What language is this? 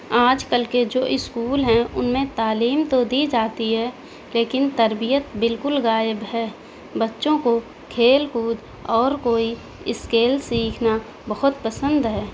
Urdu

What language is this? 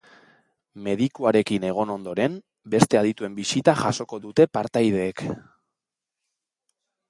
Basque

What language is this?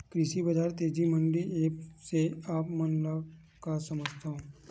Chhattisgarhi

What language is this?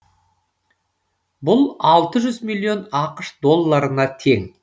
Kazakh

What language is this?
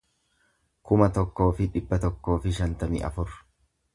Oromo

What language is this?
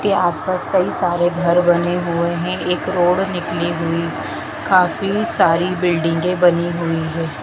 Hindi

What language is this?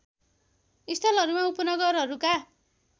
Nepali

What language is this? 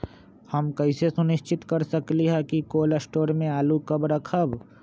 Magahi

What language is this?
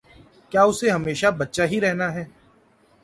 Urdu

